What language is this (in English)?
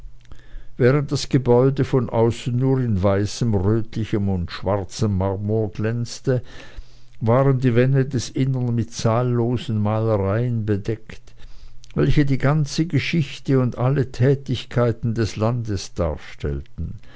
German